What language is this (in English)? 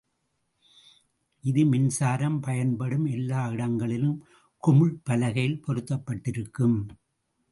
Tamil